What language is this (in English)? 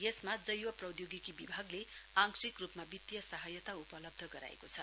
Nepali